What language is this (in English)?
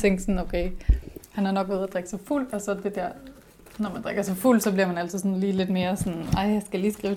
Danish